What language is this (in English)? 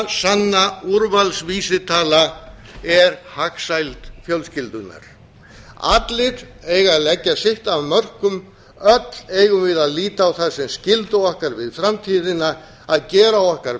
Icelandic